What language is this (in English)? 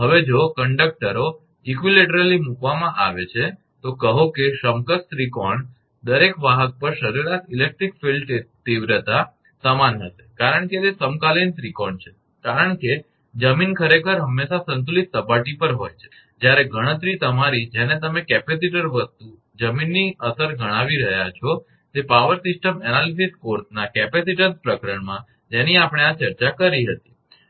Gujarati